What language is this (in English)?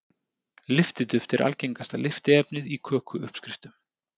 Icelandic